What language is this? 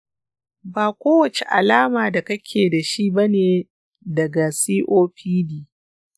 Hausa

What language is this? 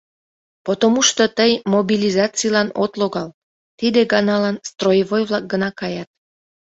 Mari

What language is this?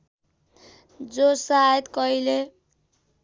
Nepali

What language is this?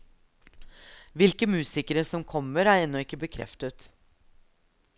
Norwegian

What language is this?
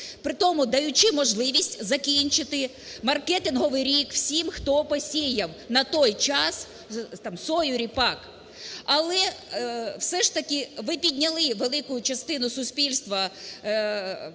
Ukrainian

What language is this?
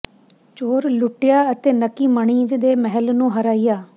Punjabi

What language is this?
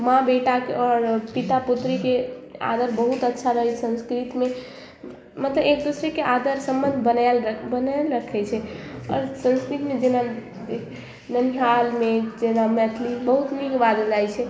Maithili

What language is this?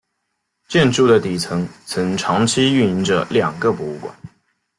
Chinese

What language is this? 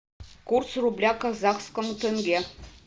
Russian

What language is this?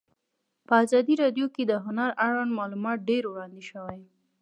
Pashto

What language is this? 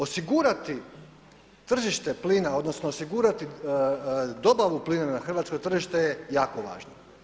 Croatian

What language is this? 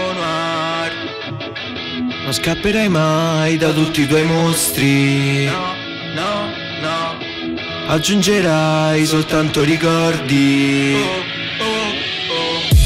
Italian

